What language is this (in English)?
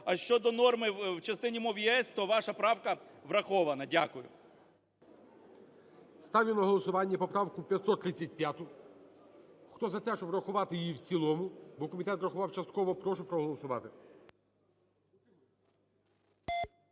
Ukrainian